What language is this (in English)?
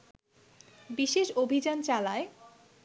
Bangla